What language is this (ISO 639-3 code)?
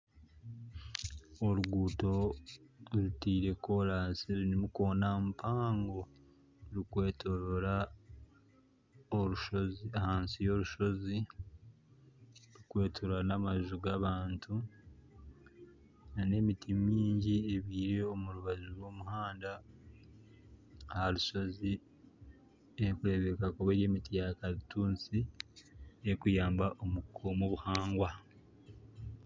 nyn